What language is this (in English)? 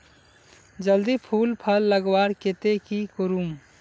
Magahi